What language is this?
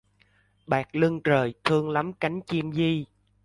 Vietnamese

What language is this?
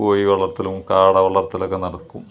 Malayalam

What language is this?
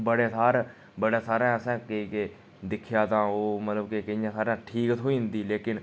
Dogri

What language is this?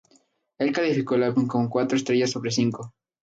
Spanish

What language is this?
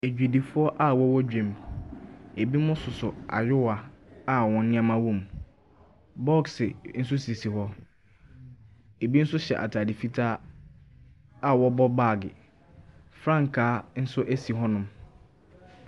Akan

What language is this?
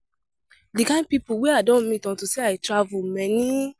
Nigerian Pidgin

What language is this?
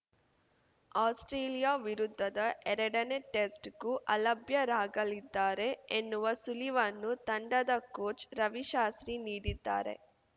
Kannada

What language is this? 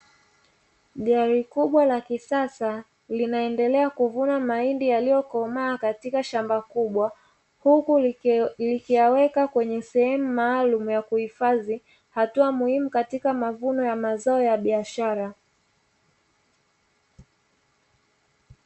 Swahili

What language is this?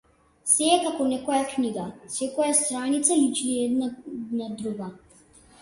Macedonian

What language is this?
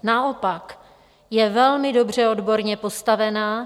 Czech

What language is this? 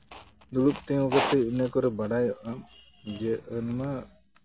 Santali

